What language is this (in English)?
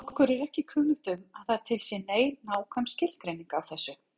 Icelandic